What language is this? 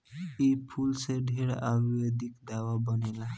Bhojpuri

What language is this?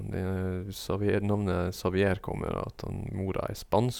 Norwegian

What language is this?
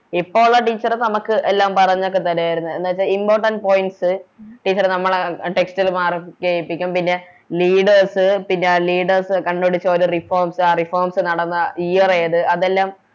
Malayalam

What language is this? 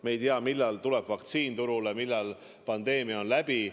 Estonian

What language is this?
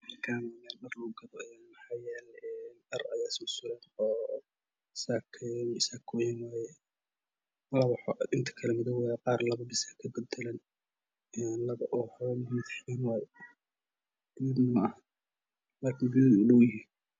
Somali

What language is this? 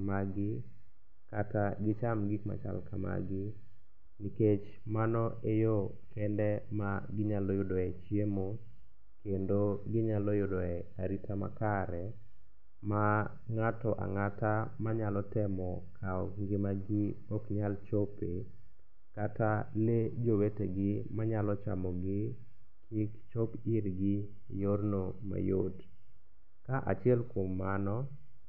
Luo (Kenya and Tanzania)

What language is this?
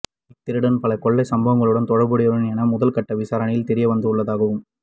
Tamil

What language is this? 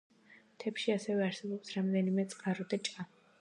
Georgian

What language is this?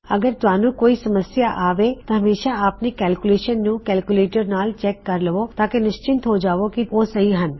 Punjabi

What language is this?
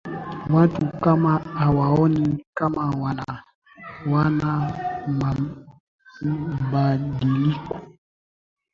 Swahili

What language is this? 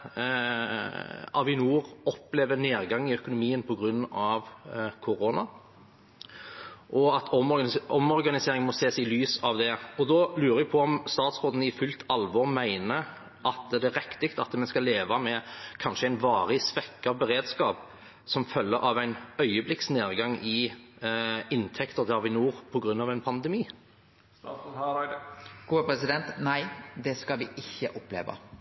Norwegian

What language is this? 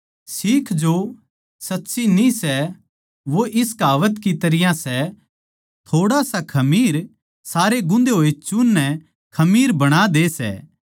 Haryanvi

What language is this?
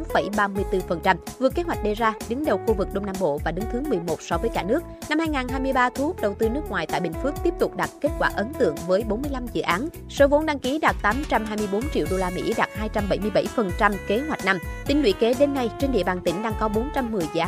Vietnamese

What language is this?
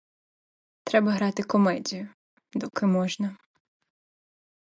Ukrainian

